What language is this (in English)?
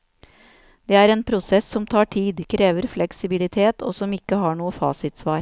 Norwegian